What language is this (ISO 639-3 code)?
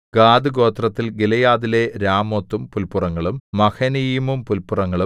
mal